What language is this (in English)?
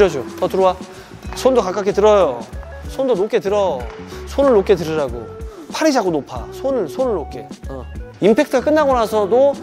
Korean